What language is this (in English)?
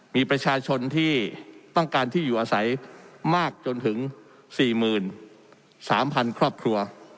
Thai